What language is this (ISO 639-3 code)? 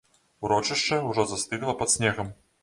bel